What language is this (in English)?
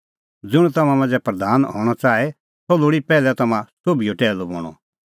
Kullu Pahari